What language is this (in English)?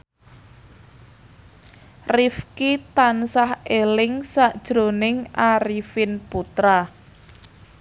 Javanese